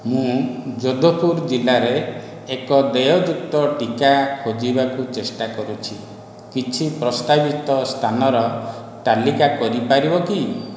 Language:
Odia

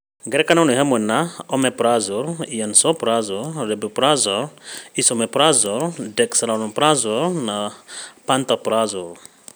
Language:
Kikuyu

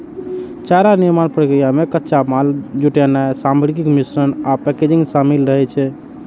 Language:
Maithili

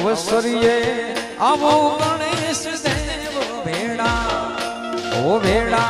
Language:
Hindi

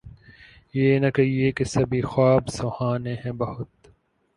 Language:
Urdu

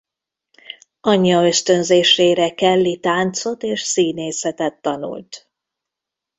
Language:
Hungarian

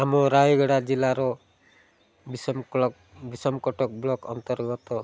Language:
Odia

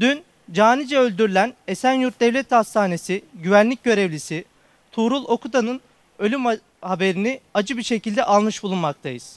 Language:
Turkish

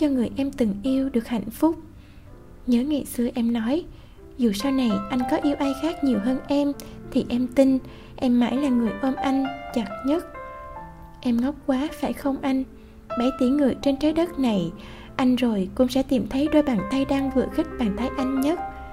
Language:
Vietnamese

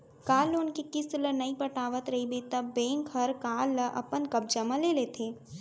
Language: Chhattisgarhi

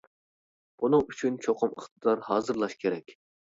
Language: Uyghur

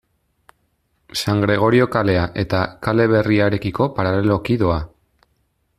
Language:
Basque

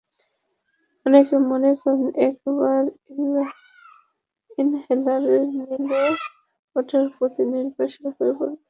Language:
Bangla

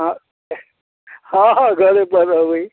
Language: Maithili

